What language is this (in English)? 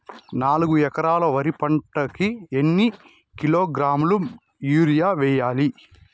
Telugu